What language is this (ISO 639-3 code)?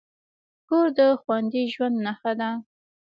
pus